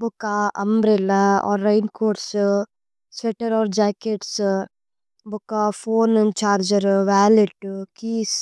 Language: Tulu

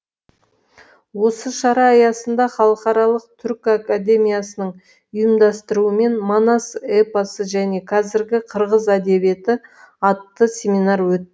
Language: Kazakh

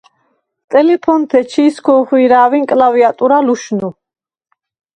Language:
Svan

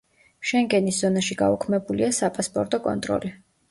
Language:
Georgian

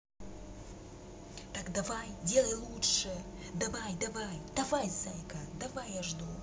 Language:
Russian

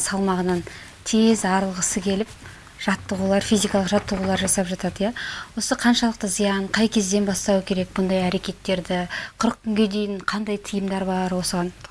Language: Russian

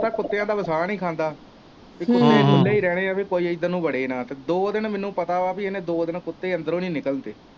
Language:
Punjabi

